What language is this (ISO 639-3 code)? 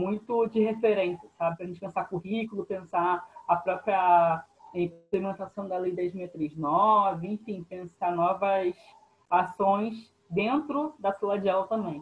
por